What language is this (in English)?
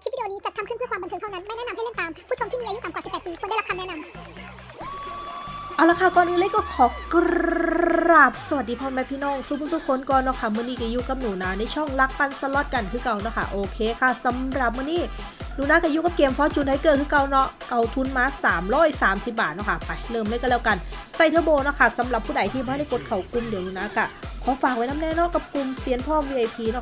Thai